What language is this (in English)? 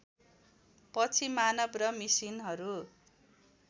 Nepali